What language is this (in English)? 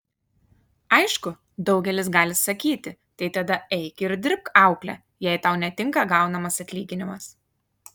Lithuanian